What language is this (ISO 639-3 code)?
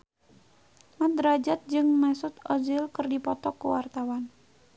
sun